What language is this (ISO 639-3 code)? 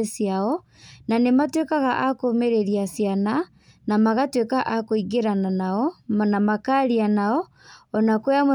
kik